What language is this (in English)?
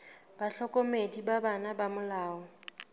Southern Sotho